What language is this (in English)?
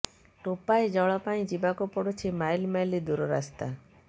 Odia